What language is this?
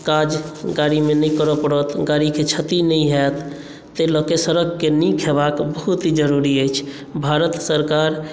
Maithili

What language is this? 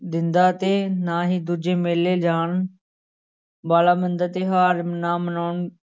Punjabi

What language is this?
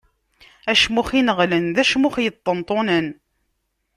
Kabyle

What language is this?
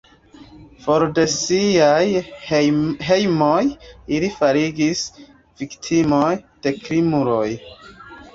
Esperanto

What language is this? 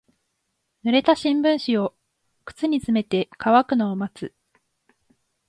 Japanese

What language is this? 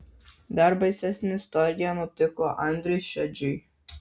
Lithuanian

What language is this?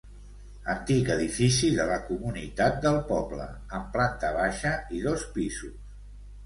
Catalan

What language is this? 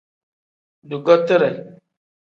Tem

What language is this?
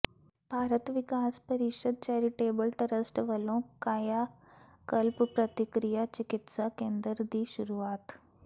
Punjabi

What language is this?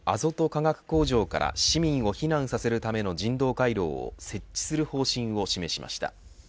Japanese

